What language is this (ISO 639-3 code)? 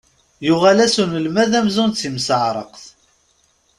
kab